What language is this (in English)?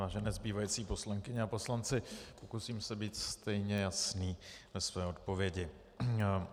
Czech